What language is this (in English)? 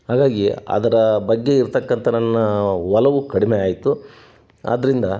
Kannada